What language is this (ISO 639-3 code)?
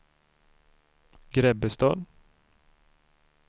swe